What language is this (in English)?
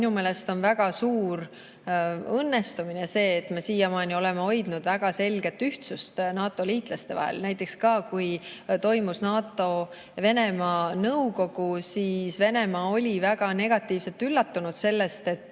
Estonian